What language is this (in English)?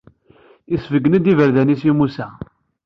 Kabyle